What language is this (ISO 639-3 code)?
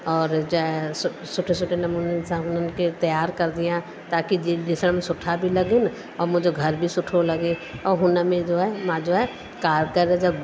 snd